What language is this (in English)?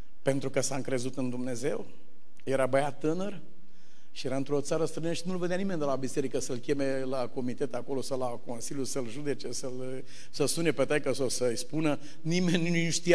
Romanian